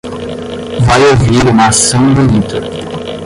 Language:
Portuguese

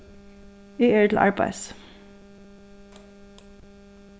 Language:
Faroese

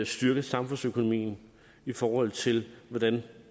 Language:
Danish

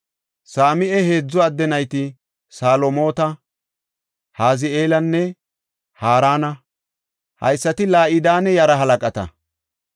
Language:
Gofa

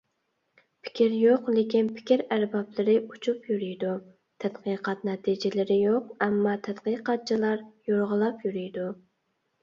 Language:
Uyghur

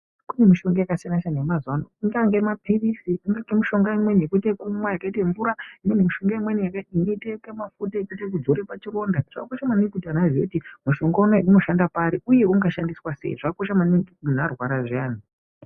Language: Ndau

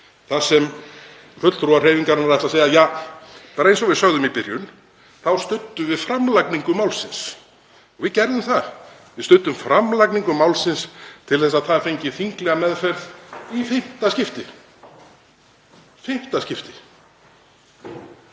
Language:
Icelandic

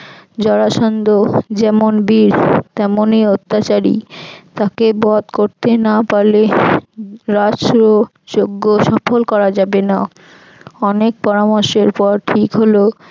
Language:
Bangla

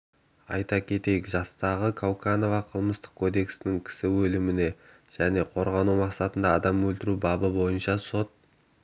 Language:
Kazakh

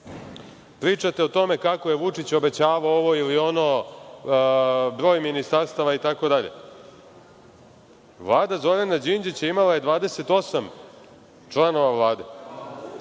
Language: Serbian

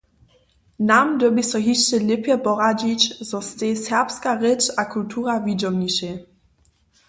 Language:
Upper Sorbian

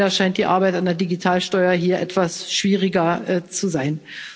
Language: German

